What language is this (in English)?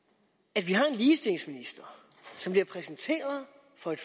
Danish